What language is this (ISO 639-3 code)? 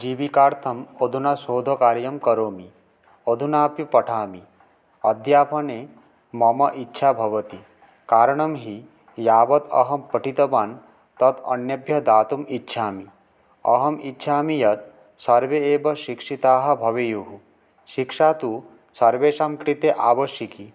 san